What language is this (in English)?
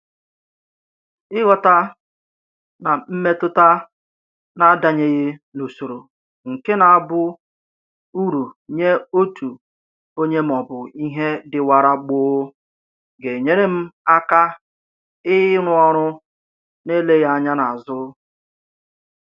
Igbo